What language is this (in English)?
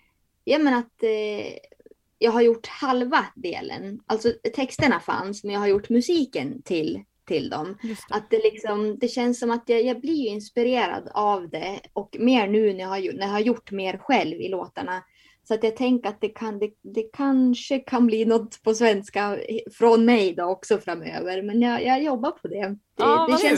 Swedish